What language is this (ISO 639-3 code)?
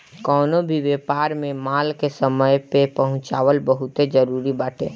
bho